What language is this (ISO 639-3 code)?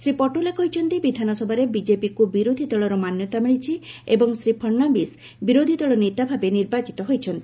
ori